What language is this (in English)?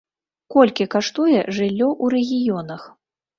Belarusian